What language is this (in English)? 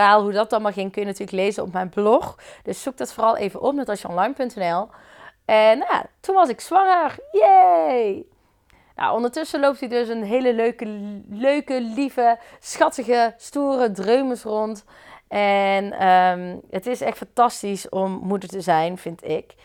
Dutch